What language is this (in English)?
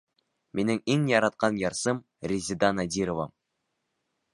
Bashkir